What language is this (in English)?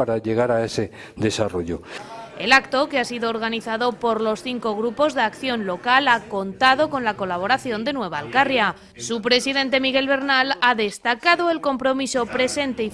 Spanish